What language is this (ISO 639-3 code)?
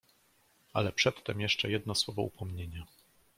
pol